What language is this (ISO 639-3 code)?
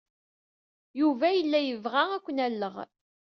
kab